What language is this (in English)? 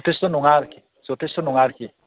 Bodo